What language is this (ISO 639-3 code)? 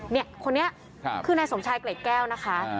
tha